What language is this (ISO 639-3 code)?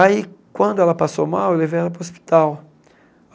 por